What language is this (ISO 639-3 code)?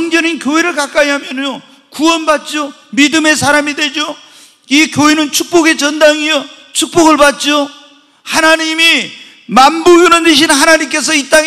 kor